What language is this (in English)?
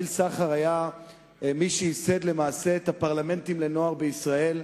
Hebrew